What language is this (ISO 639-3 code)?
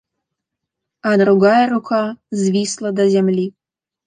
bel